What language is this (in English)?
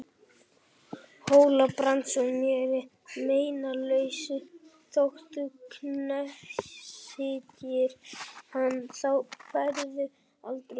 Icelandic